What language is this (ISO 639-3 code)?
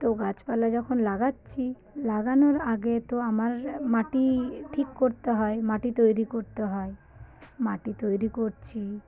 ben